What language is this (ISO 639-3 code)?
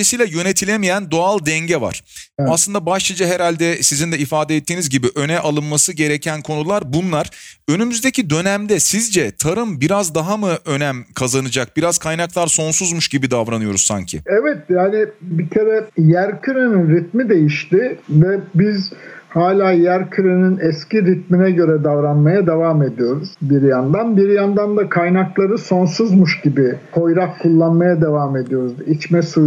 tur